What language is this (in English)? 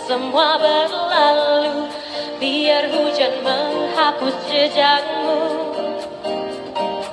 Indonesian